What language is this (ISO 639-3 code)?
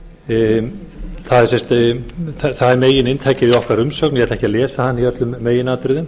isl